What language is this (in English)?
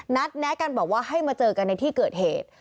Thai